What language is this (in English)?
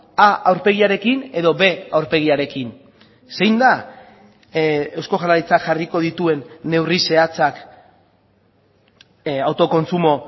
Basque